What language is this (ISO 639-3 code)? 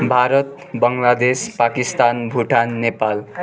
nep